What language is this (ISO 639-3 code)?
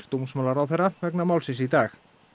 isl